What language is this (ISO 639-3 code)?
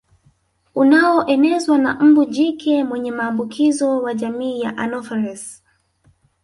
swa